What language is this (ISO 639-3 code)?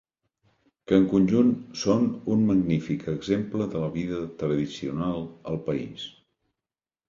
cat